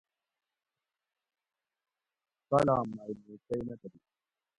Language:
Gawri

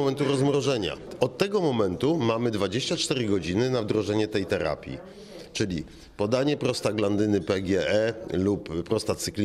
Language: Polish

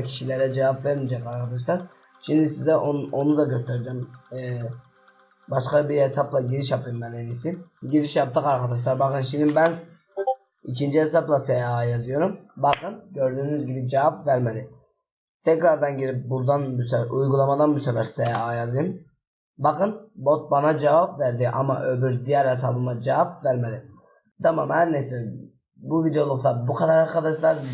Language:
Turkish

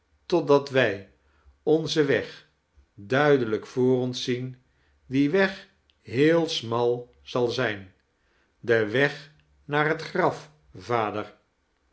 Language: Dutch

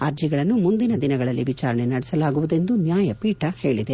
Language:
Kannada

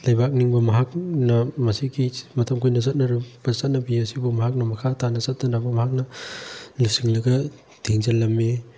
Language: Manipuri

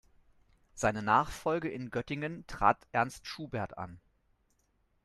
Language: German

